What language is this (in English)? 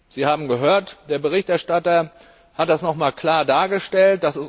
German